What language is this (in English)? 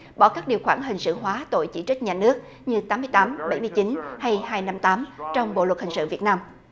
Vietnamese